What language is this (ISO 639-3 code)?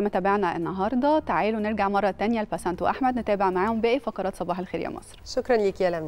ara